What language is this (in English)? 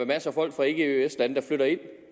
Danish